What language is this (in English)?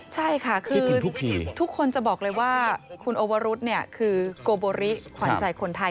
Thai